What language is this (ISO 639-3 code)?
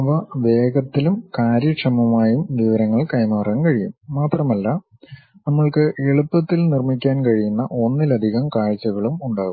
mal